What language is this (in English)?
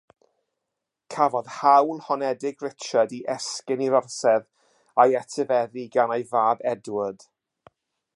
Welsh